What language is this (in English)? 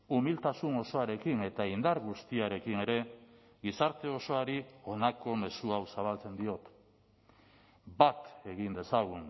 Basque